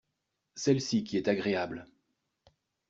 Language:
French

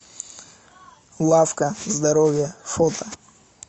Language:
Russian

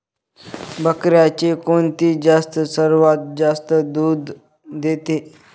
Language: Marathi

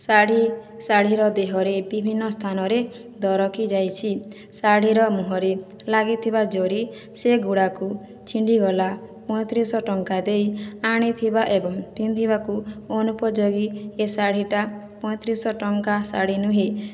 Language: Odia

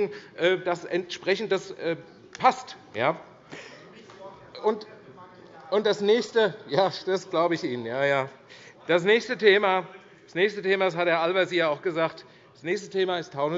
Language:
German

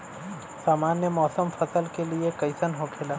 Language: Bhojpuri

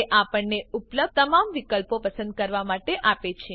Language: Gujarati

